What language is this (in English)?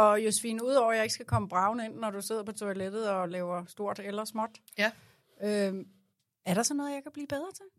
Danish